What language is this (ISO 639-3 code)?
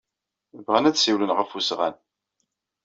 kab